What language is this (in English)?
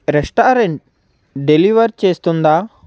Telugu